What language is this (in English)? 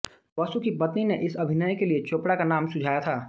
Hindi